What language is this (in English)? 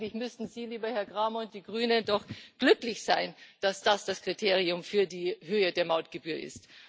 German